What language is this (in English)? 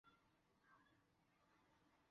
Chinese